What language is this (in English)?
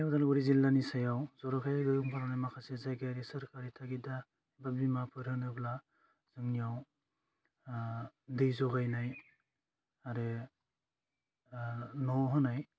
Bodo